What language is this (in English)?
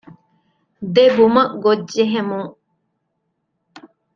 Divehi